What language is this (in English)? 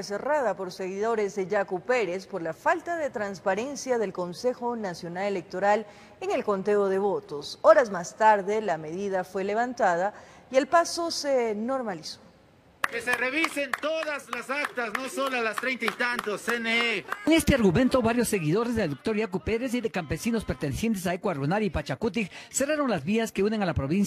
Spanish